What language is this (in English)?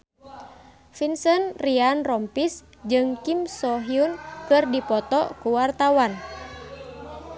Sundanese